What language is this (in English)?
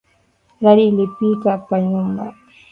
Swahili